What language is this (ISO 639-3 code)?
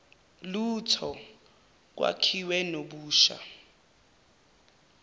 zul